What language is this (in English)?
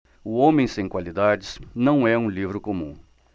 Portuguese